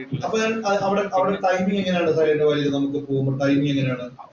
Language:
Malayalam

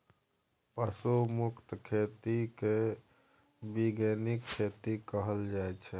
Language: Maithili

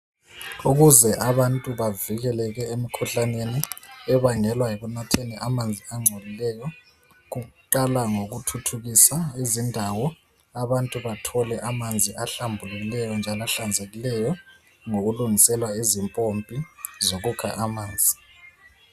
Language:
North Ndebele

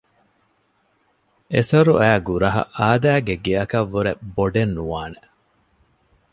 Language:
Divehi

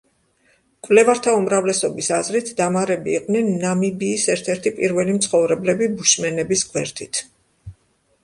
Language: Georgian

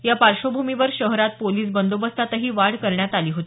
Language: Marathi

